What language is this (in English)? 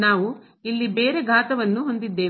Kannada